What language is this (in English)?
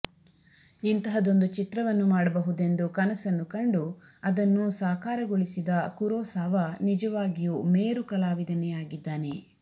Kannada